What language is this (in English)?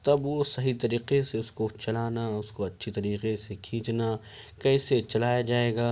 Urdu